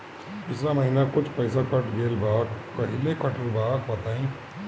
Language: Bhojpuri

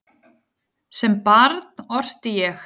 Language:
Icelandic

